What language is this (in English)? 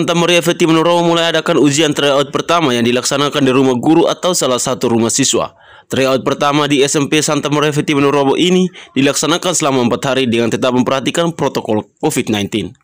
Indonesian